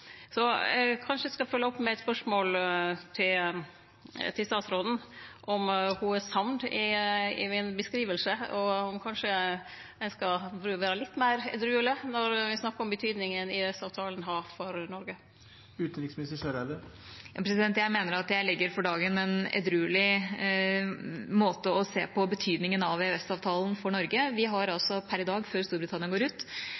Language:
Norwegian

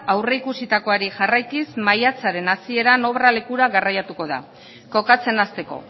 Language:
Basque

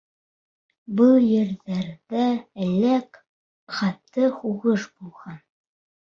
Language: Bashkir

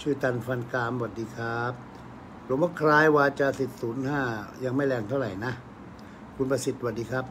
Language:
Thai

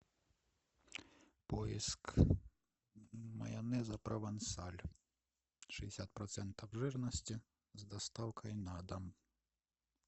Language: Russian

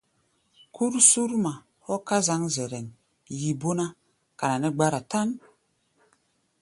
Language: Gbaya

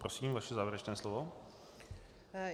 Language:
Czech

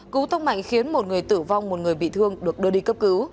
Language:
Vietnamese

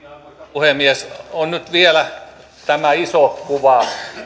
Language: Finnish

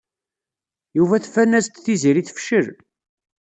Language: Kabyle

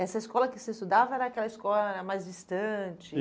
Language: Portuguese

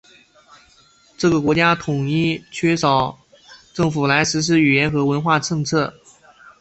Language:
Chinese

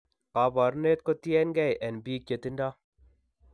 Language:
Kalenjin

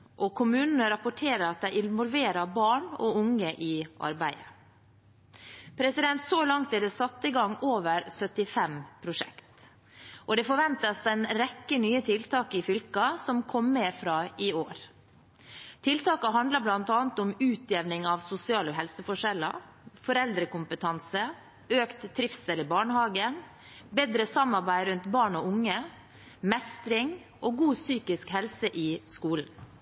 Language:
Norwegian Bokmål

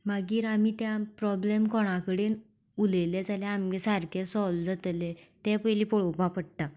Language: Konkani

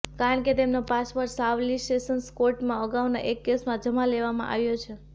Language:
Gujarati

